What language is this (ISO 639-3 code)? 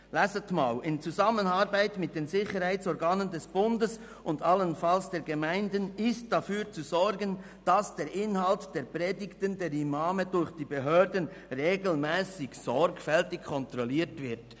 gsw